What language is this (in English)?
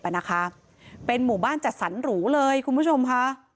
Thai